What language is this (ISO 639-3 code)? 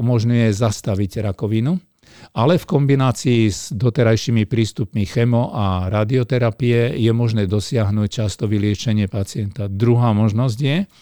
slk